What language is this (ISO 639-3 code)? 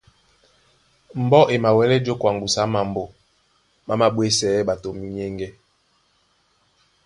dua